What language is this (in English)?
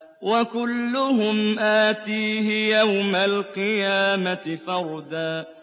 Arabic